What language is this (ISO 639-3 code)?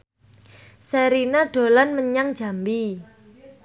jav